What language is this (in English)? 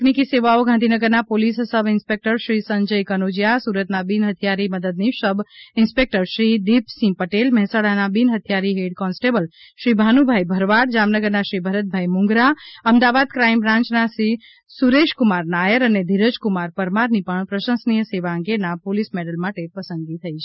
Gujarati